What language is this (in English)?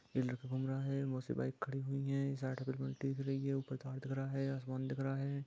Magahi